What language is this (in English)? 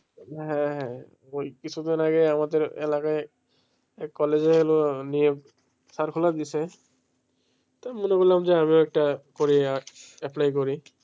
Bangla